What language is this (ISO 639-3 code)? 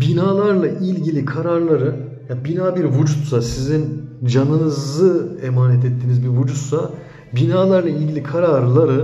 tur